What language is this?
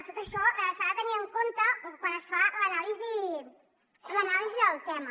Catalan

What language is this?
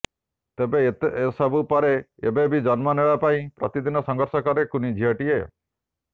Odia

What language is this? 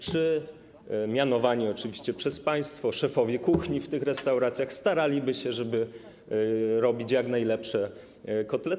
Polish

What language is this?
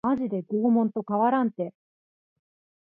Japanese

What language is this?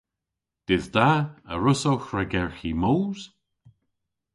Cornish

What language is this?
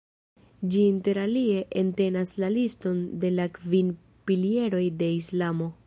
Esperanto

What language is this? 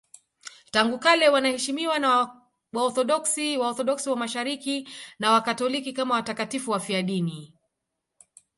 Swahili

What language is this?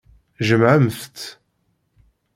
Kabyle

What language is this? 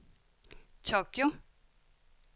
Danish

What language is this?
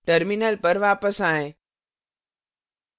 Hindi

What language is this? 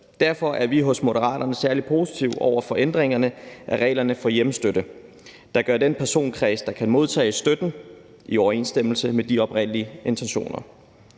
Danish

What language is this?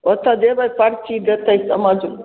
Maithili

